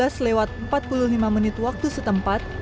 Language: Indonesian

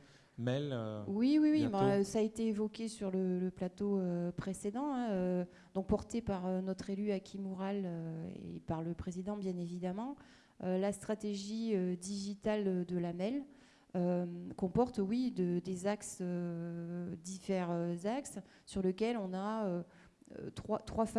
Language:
French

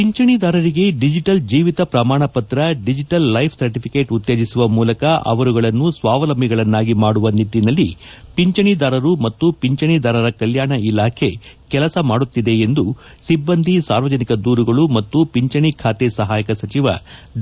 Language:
Kannada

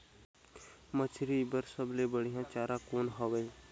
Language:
Chhattisgarhi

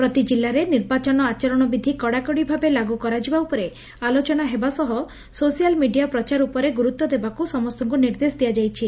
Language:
Odia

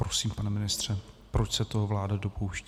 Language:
Czech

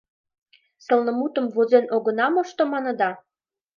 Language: Mari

